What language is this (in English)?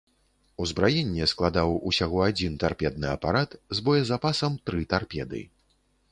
Belarusian